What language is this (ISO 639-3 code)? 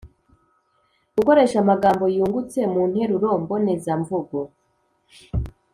kin